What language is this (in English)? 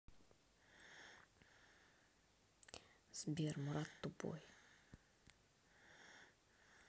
Russian